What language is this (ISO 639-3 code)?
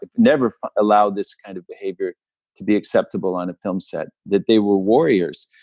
eng